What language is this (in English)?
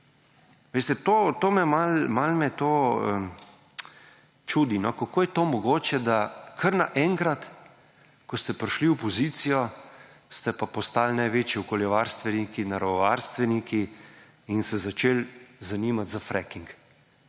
Slovenian